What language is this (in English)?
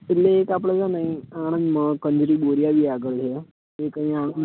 Gujarati